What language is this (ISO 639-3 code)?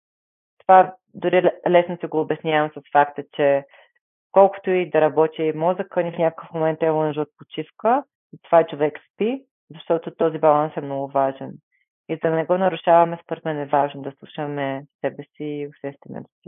bul